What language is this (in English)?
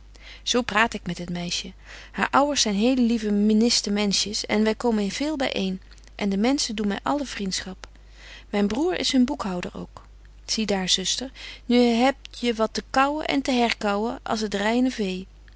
Dutch